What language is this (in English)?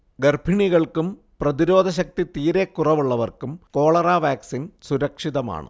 Malayalam